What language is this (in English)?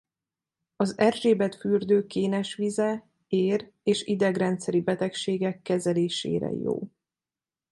Hungarian